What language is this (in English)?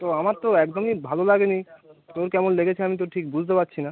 Bangla